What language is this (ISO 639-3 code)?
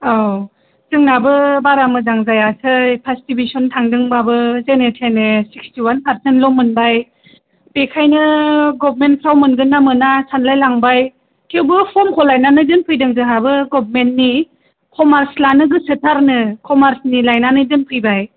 brx